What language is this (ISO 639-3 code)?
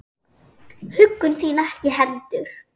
isl